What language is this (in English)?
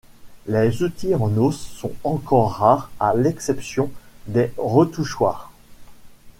French